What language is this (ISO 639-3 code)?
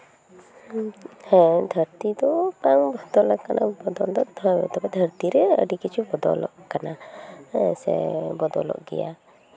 sat